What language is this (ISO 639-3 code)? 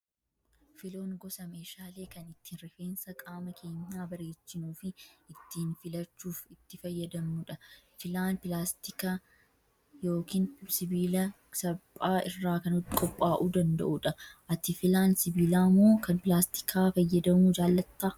orm